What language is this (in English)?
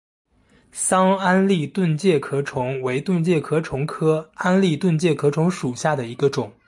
Chinese